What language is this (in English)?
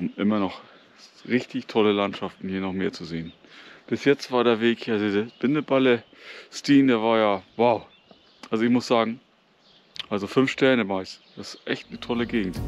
German